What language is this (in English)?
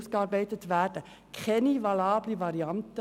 Swiss German